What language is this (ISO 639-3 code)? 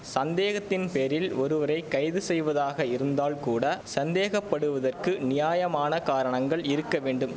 tam